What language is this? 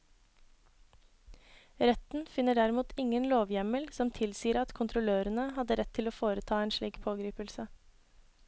Norwegian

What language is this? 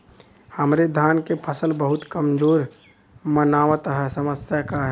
Bhojpuri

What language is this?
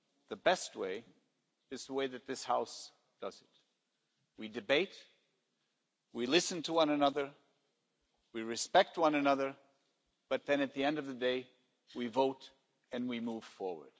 English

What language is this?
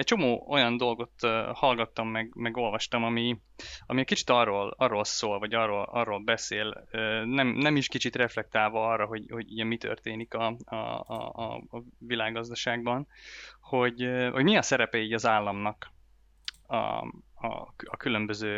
Hungarian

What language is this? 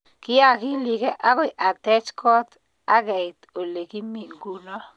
Kalenjin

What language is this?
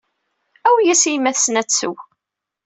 Kabyle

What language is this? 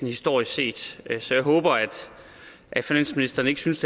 Danish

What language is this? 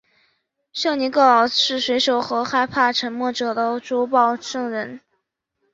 Chinese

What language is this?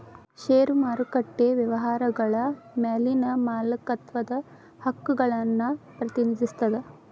Kannada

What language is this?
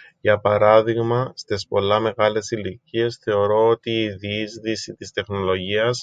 Greek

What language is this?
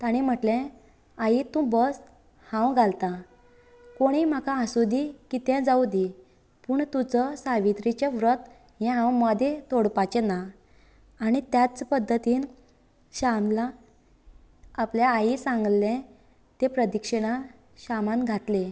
Konkani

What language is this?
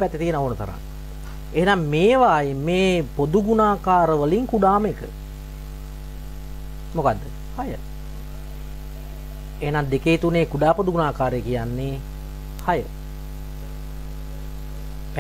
Indonesian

